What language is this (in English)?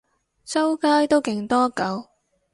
Cantonese